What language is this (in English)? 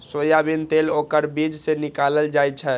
Maithili